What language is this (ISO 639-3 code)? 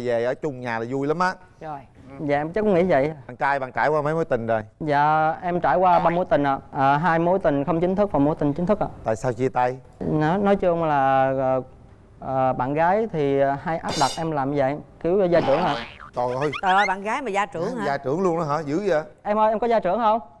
vie